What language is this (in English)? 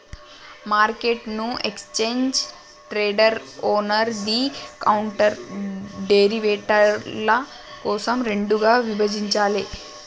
Telugu